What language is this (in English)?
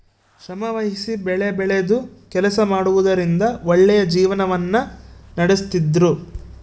Kannada